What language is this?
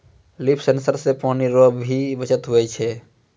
Maithili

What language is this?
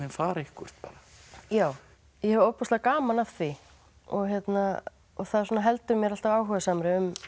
Icelandic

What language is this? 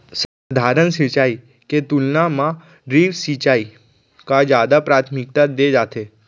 Chhattisgarhi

